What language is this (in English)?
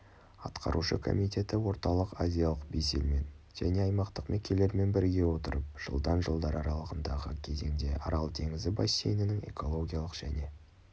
Kazakh